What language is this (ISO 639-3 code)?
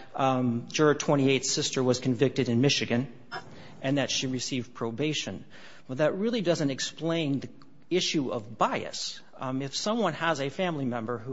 eng